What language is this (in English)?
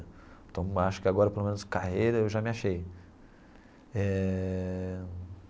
Portuguese